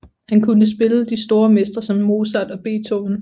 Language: Danish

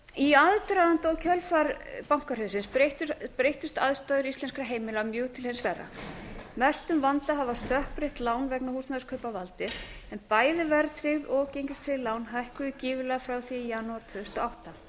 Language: Icelandic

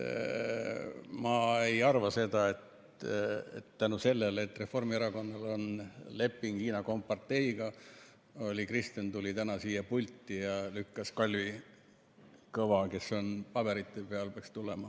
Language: Estonian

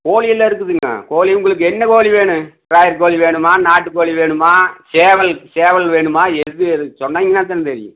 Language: Tamil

